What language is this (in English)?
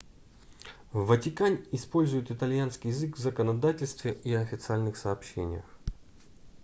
Russian